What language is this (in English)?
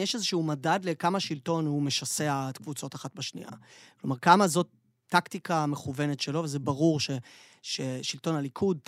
Hebrew